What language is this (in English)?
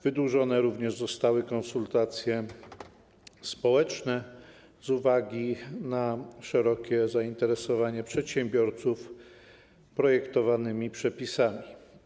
Polish